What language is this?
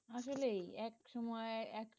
Bangla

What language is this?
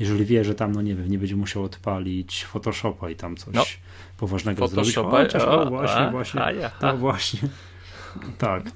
Polish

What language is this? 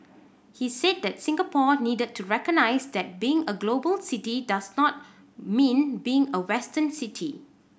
English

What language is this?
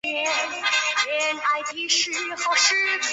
Chinese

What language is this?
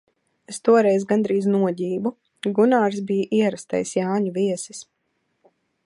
Latvian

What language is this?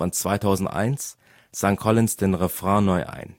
German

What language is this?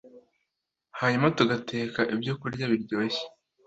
Kinyarwanda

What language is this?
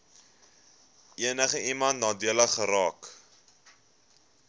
Afrikaans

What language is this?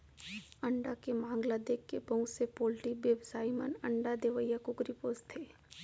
Chhattisgarhi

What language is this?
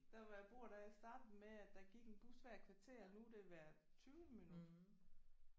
Danish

